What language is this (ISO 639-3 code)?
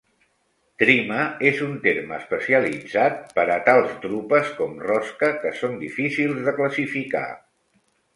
cat